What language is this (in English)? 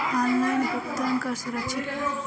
Bhojpuri